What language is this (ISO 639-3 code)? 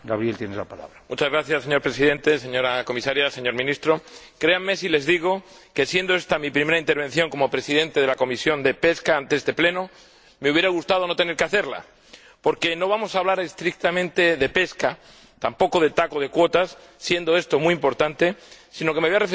spa